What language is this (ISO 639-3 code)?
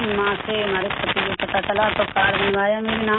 hin